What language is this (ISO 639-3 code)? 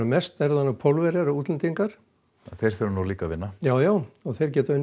isl